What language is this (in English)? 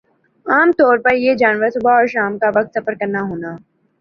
Urdu